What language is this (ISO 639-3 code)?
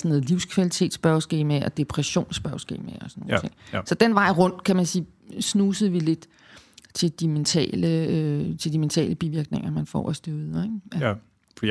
dan